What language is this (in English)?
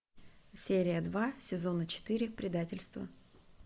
Russian